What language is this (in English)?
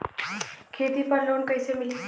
Bhojpuri